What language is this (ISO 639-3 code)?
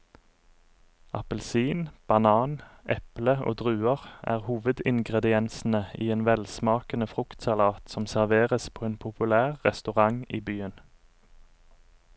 nor